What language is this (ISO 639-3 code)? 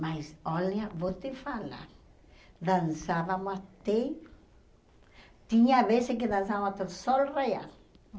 por